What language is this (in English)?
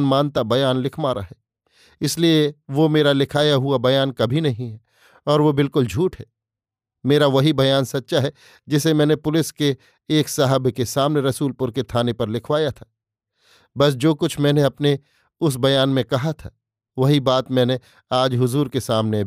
Hindi